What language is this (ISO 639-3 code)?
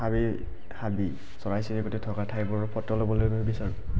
asm